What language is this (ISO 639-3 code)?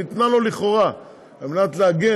heb